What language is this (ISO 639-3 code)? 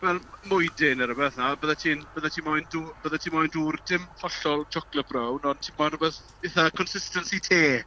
cym